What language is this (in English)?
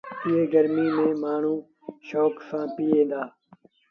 Sindhi Bhil